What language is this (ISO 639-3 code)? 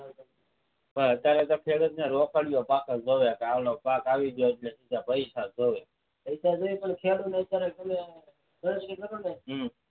guj